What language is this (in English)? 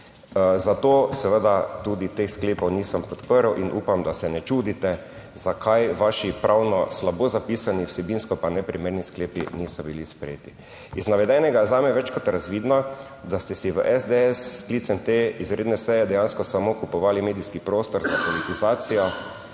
Slovenian